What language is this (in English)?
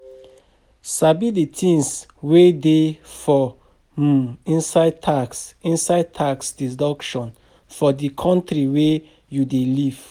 Nigerian Pidgin